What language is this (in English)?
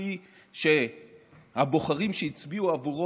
Hebrew